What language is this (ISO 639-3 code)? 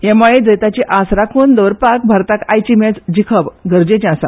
kok